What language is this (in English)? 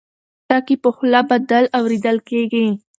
Pashto